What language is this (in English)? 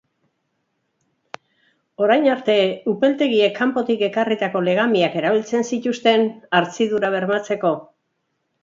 Basque